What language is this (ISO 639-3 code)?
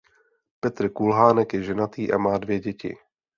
ces